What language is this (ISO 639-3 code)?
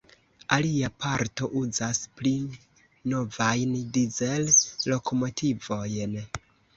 epo